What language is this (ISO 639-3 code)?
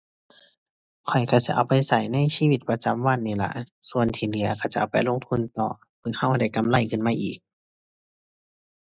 tha